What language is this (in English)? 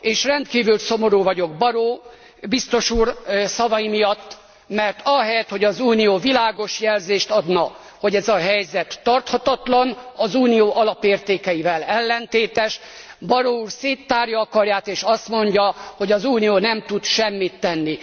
Hungarian